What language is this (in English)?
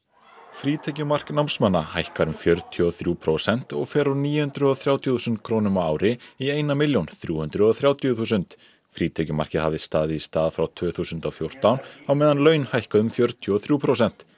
Icelandic